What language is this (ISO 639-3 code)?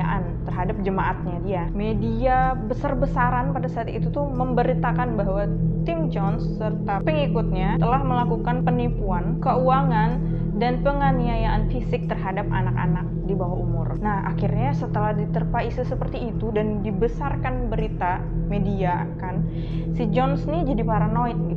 ind